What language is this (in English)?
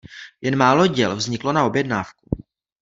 Czech